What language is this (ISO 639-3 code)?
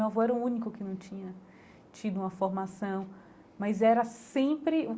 por